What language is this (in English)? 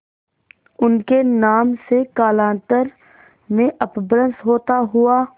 Hindi